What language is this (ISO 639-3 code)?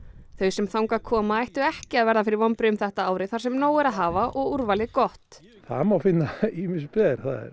isl